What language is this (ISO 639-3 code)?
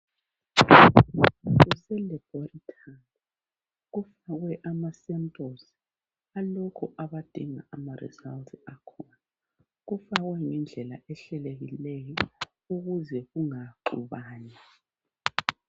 nde